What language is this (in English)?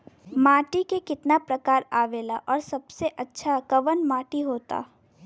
Bhojpuri